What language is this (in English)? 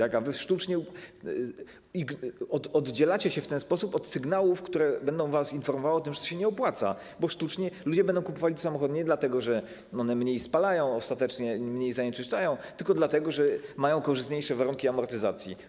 Polish